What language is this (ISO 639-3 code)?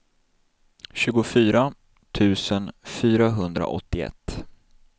swe